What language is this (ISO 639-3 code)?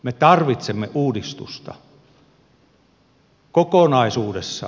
fin